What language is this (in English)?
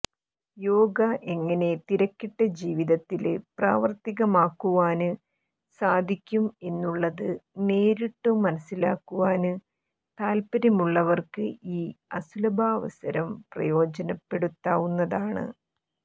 Malayalam